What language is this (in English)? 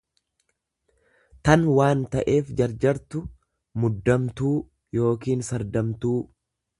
Oromo